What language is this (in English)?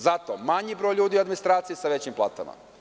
Serbian